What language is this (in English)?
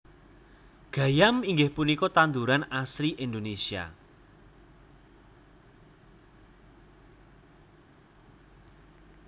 Javanese